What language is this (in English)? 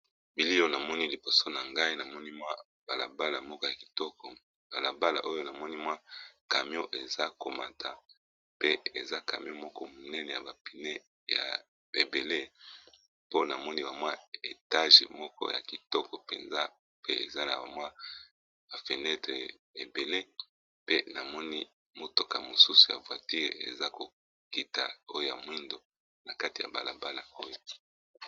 Lingala